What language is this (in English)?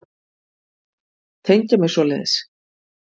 Icelandic